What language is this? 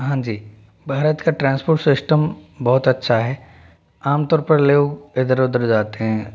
Hindi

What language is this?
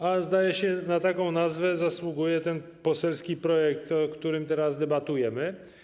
Polish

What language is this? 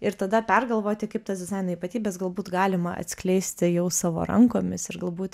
Lithuanian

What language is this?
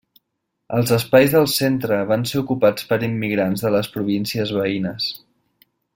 Catalan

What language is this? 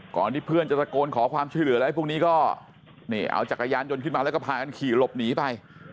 Thai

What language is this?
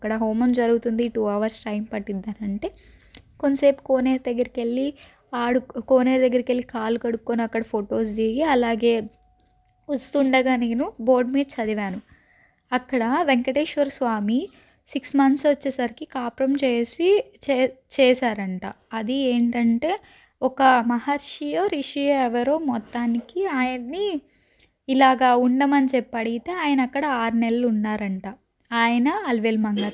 Telugu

